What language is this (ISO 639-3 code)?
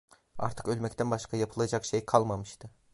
tur